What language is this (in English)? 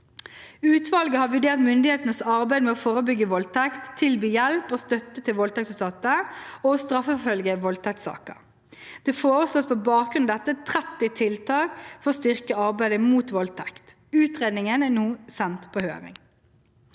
Norwegian